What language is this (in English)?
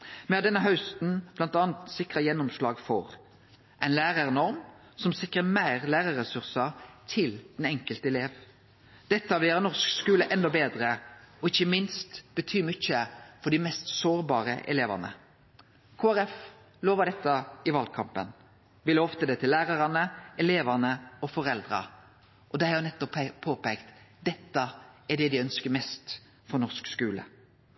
Norwegian Nynorsk